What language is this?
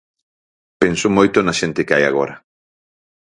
Galician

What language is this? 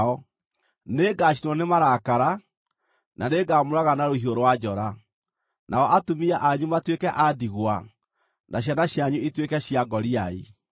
Kikuyu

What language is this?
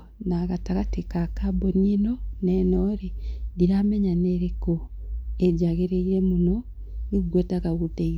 Kikuyu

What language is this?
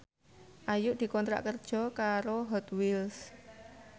Javanese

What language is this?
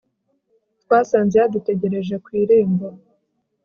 Kinyarwanda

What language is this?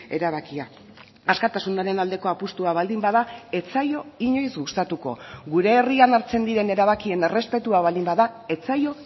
Basque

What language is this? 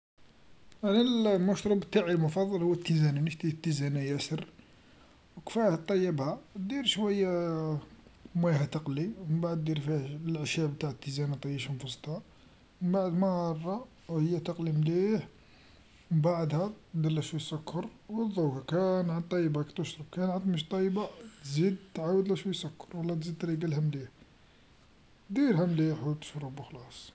Algerian Arabic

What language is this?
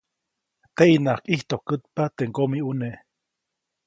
Copainalá Zoque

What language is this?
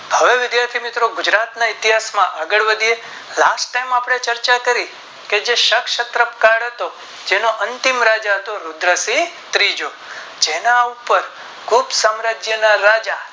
Gujarati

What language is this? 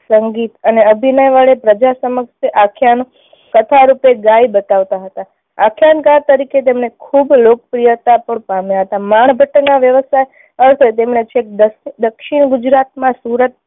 Gujarati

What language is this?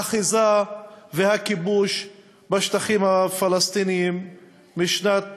Hebrew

